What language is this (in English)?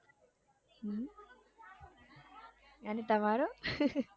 Gujarati